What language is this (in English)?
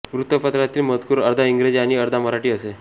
Marathi